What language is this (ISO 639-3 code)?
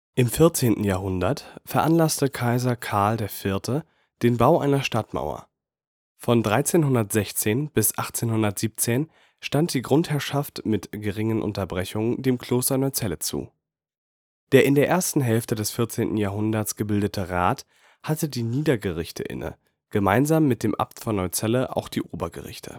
deu